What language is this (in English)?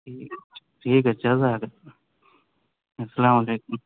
Urdu